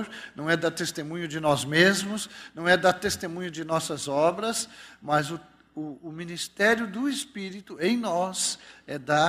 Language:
Portuguese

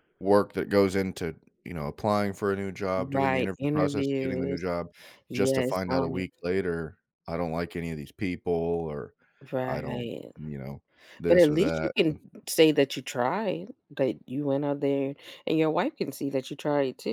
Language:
English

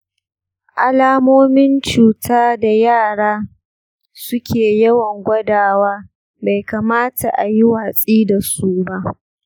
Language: Hausa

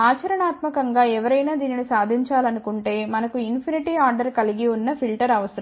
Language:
Telugu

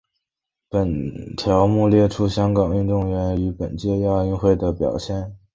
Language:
Chinese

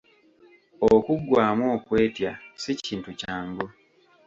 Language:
Ganda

